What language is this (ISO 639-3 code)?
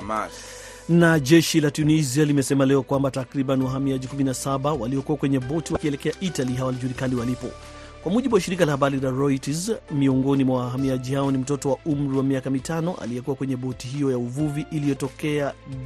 swa